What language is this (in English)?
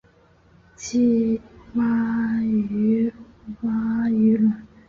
Chinese